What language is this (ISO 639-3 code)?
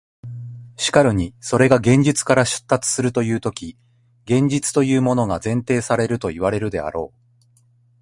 jpn